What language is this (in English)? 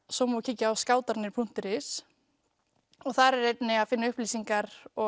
Icelandic